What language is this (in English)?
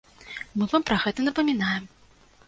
Belarusian